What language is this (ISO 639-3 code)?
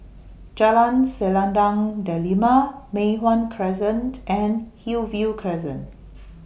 eng